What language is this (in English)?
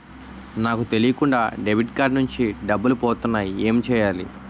Telugu